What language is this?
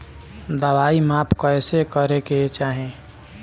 Bhojpuri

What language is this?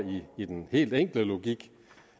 Danish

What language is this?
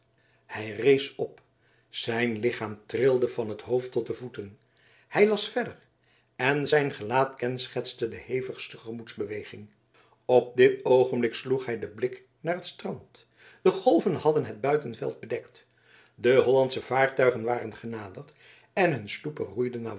Dutch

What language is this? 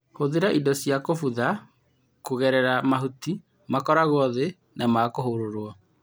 Kikuyu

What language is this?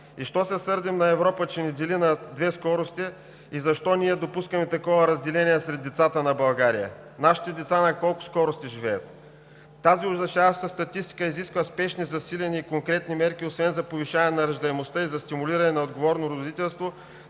Bulgarian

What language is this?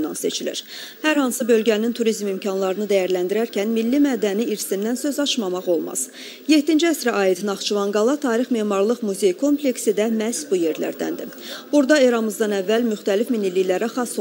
Turkish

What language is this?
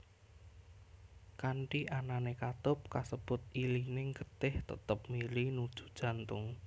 Javanese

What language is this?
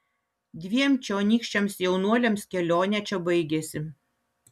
Lithuanian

